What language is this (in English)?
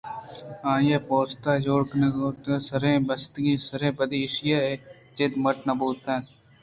Eastern Balochi